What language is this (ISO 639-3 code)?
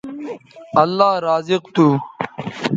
btv